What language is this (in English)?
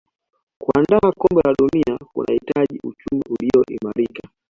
Swahili